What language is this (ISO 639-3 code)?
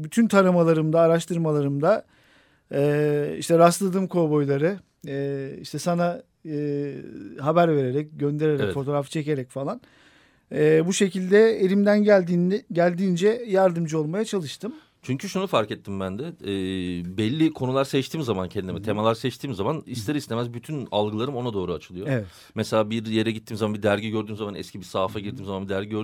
tur